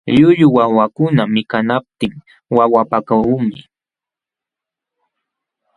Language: Jauja Wanca Quechua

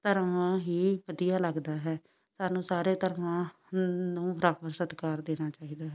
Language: Punjabi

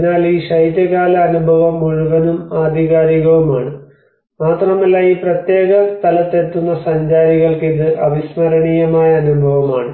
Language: Malayalam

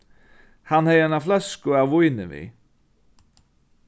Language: Faroese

